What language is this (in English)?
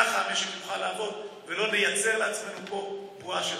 Hebrew